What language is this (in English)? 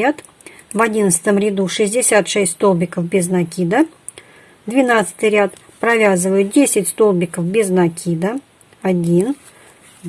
Russian